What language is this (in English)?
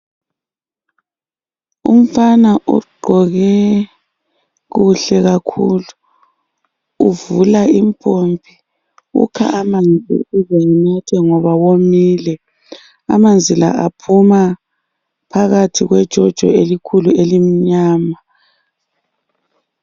North Ndebele